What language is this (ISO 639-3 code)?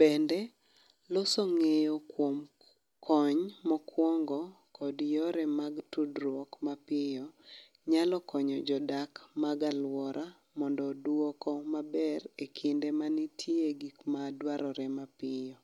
luo